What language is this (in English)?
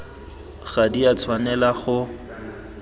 Tswana